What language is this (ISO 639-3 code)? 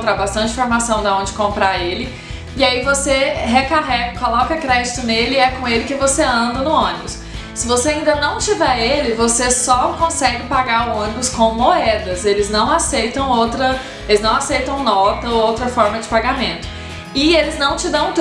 por